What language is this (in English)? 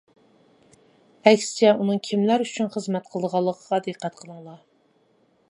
Uyghur